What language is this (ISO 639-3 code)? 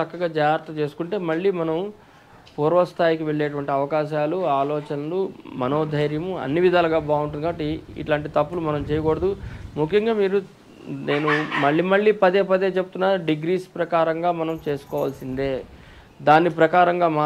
tel